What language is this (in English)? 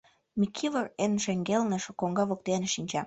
Mari